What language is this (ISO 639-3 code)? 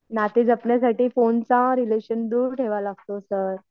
mar